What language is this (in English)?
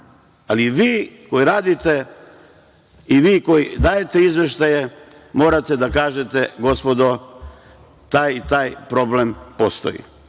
Serbian